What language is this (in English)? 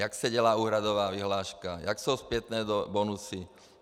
Czech